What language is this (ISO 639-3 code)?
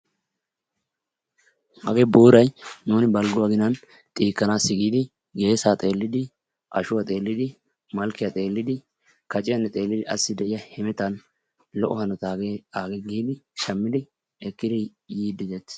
wal